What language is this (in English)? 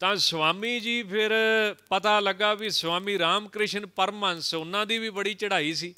Hindi